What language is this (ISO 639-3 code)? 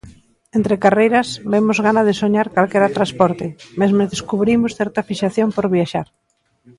glg